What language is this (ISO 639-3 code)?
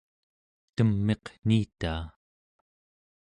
esu